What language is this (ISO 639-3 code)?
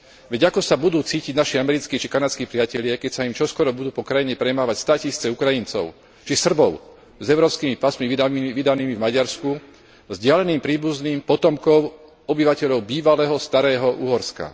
slk